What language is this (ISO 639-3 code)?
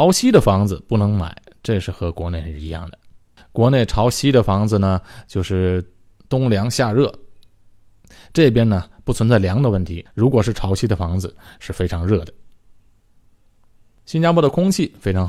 zho